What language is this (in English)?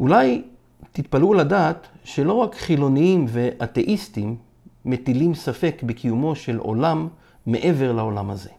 Hebrew